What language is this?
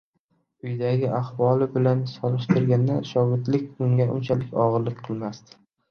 Uzbek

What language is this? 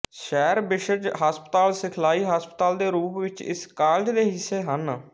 Punjabi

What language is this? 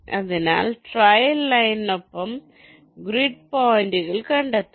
Malayalam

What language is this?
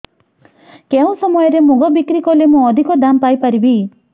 Odia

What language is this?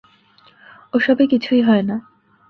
Bangla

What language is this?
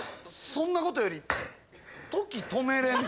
Japanese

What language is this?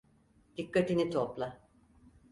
Turkish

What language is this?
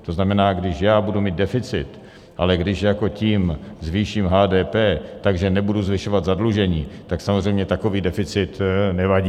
Czech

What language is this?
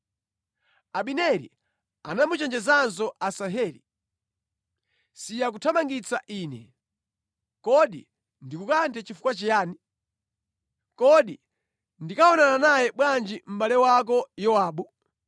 Nyanja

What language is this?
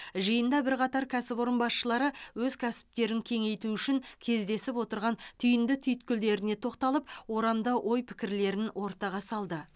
Kazakh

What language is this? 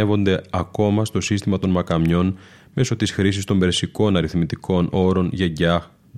Greek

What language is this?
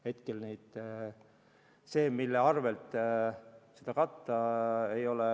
Estonian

